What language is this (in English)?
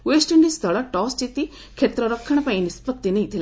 Odia